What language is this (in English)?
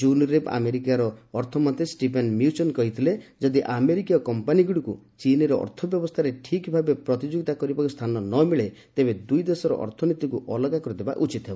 Odia